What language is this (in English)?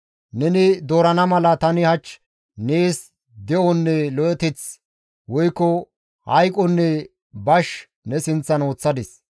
Gamo